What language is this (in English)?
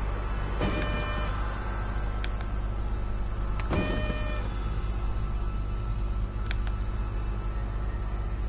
French